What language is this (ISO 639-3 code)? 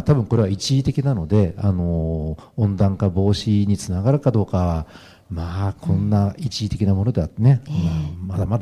jpn